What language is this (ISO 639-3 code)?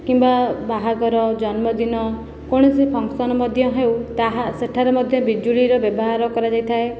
ori